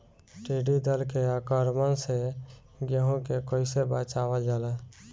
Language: Bhojpuri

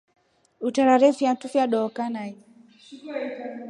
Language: Rombo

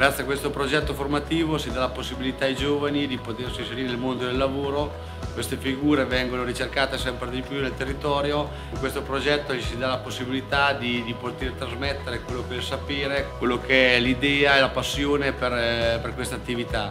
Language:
Italian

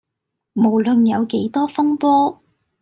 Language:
Cantonese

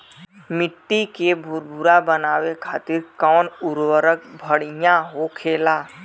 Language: Bhojpuri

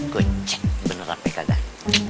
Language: Indonesian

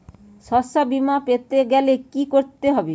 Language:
Bangla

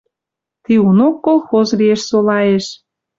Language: Western Mari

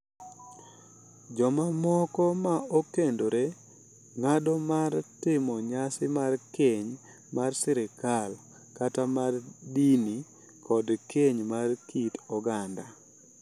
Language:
Luo (Kenya and Tanzania)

